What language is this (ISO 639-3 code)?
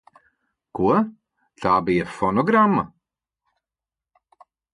lav